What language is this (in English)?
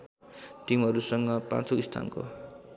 Nepali